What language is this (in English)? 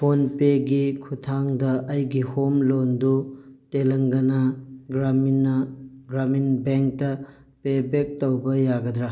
Manipuri